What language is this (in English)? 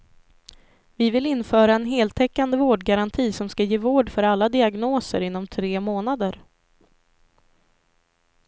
Swedish